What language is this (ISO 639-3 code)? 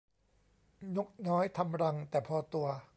tha